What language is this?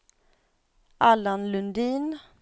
Swedish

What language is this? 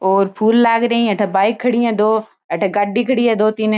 Marwari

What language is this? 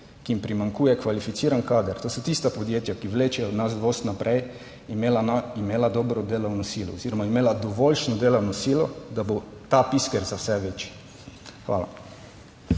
Slovenian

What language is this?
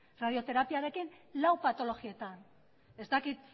Basque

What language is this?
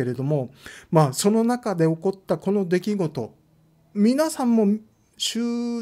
Japanese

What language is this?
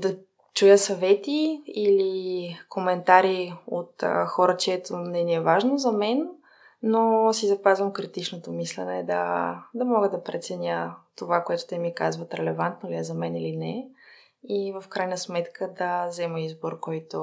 Bulgarian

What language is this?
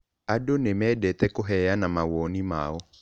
Kikuyu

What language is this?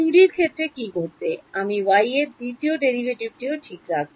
Bangla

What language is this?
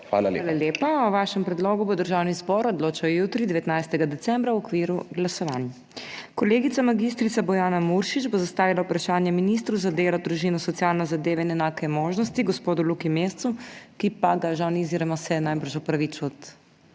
Slovenian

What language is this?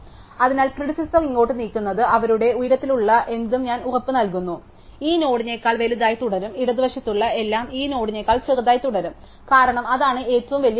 Malayalam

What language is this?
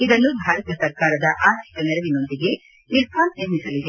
Kannada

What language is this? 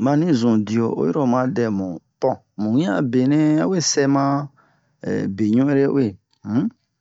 Bomu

